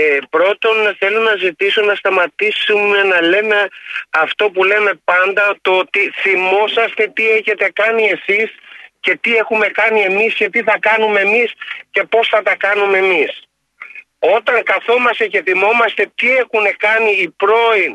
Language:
Greek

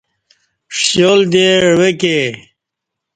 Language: Kati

